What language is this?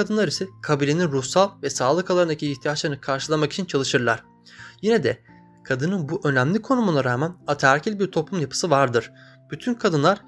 Turkish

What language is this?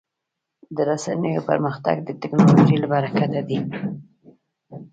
Pashto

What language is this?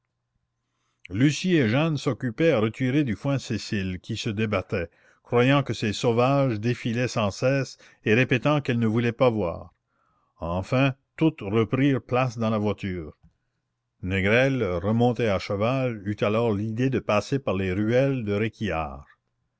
French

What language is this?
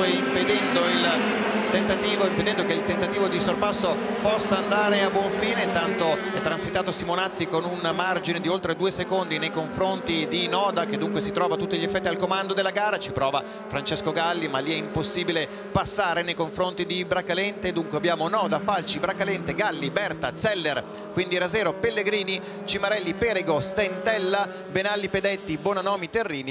Italian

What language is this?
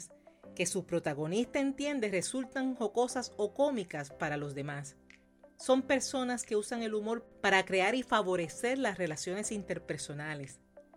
Spanish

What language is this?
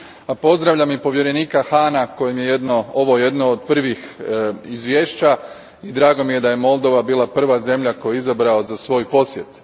Croatian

